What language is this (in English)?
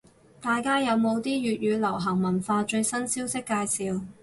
Cantonese